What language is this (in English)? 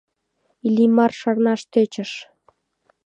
Mari